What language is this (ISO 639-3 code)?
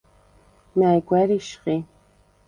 sva